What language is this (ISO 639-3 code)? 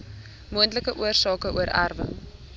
afr